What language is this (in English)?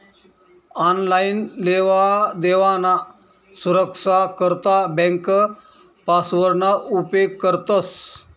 Marathi